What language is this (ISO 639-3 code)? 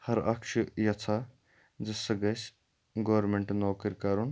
kas